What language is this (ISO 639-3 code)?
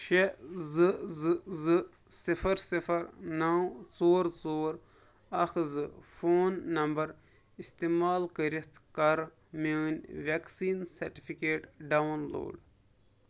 kas